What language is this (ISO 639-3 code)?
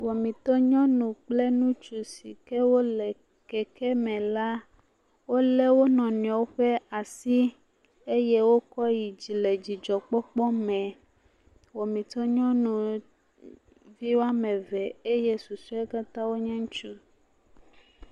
ewe